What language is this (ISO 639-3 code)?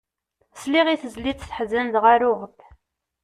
kab